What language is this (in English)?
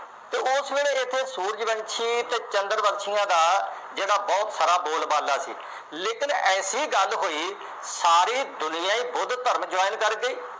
Punjabi